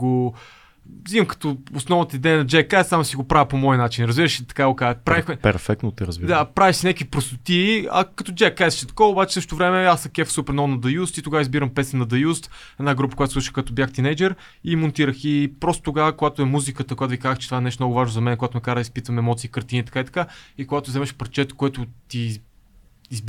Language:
Bulgarian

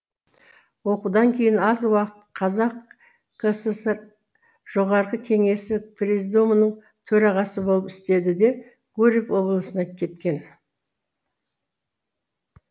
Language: Kazakh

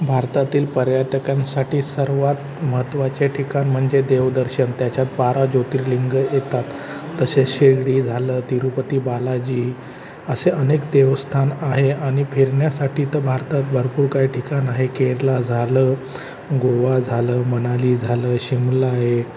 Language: Marathi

